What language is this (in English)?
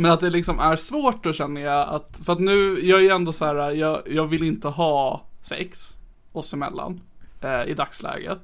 Swedish